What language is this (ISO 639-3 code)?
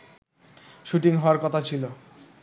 ben